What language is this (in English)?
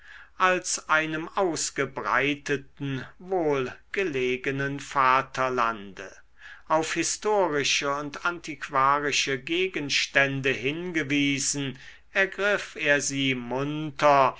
German